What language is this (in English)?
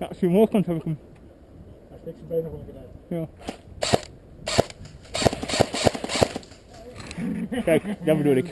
Dutch